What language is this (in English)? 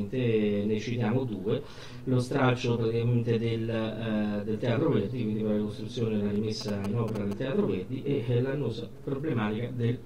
Italian